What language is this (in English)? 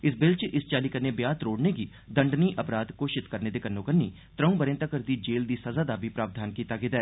Dogri